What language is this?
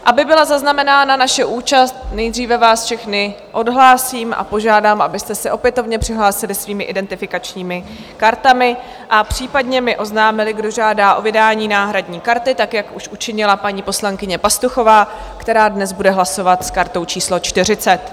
Czech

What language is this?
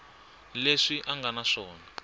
Tsonga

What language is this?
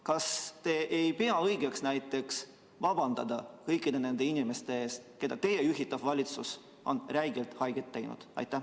Estonian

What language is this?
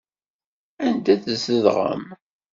Kabyle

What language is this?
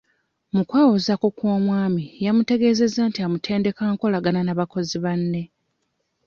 Ganda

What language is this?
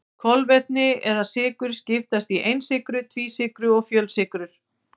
Icelandic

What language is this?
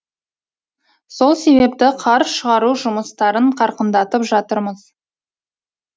Kazakh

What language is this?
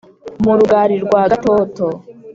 Kinyarwanda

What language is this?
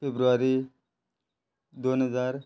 Konkani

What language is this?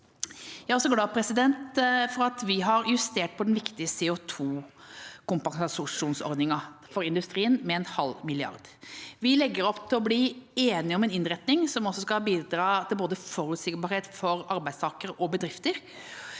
Norwegian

